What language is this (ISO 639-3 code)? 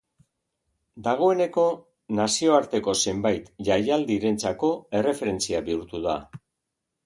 eus